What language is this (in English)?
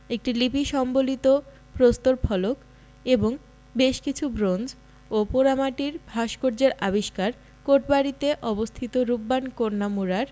Bangla